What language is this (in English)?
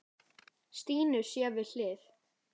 Icelandic